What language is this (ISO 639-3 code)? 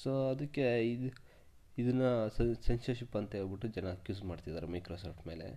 kan